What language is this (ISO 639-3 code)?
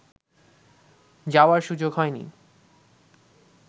ben